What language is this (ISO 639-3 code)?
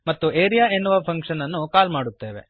kan